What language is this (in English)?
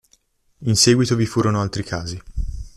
Italian